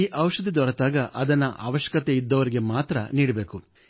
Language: Kannada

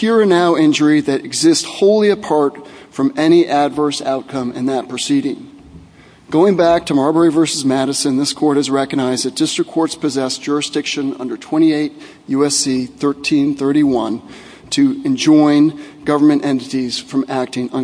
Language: English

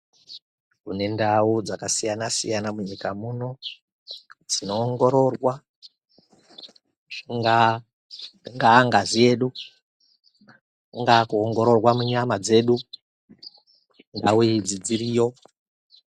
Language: Ndau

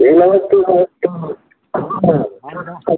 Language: Maithili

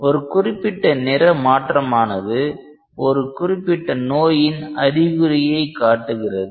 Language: Tamil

